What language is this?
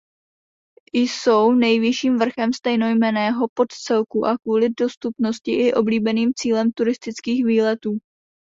Czech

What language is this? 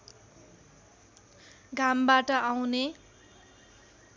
Nepali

